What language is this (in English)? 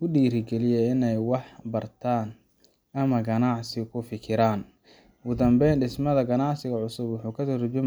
Somali